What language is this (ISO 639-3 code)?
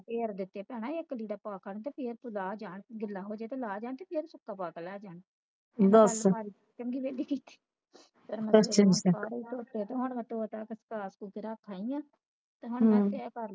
pan